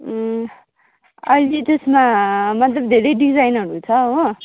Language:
Nepali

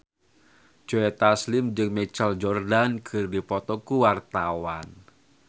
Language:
Sundanese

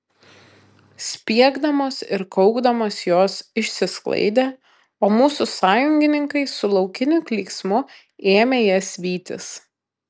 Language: Lithuanian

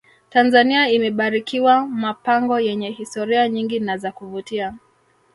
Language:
Swahili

